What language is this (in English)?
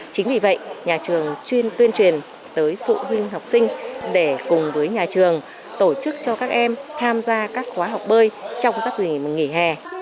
Vietnamese